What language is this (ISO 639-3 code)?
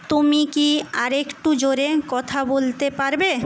ben